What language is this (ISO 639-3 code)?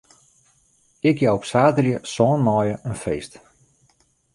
fry